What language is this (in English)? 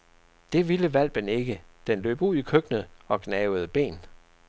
Danish